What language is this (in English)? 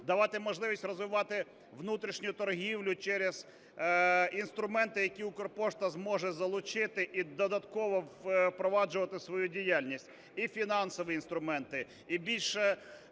Ukrainian